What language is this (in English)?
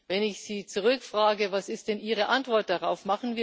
German